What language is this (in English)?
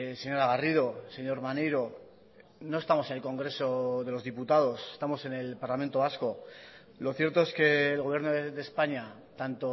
Spanish